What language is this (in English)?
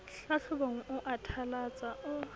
Southern Sotho